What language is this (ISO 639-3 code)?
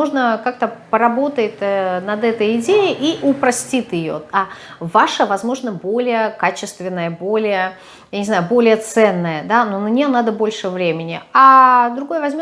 rus